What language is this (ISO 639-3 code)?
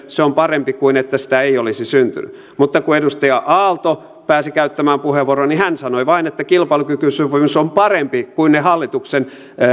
fin